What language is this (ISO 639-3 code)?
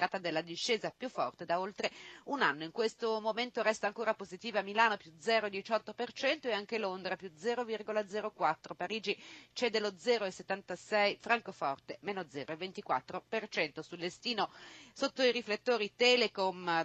ita